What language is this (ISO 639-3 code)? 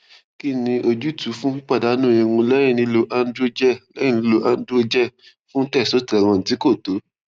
yor